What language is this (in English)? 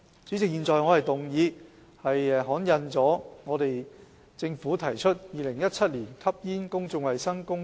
Cantonese